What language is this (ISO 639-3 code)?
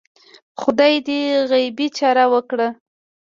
pus